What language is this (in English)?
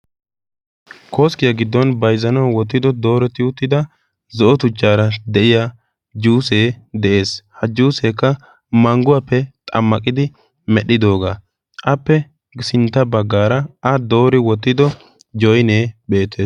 Wolaytta